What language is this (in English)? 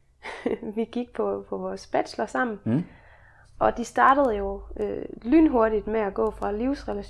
Danish